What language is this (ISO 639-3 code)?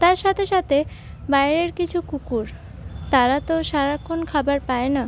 ben